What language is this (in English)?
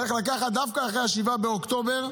Hebrew